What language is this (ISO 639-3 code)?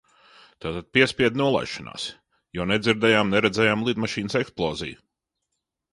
lav